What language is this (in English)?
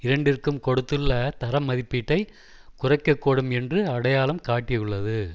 Tamil